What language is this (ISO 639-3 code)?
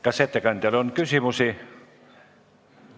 est